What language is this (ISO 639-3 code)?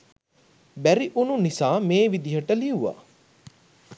sin